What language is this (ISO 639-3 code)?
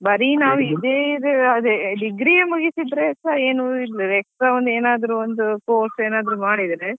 kan